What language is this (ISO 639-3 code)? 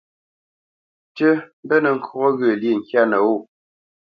bce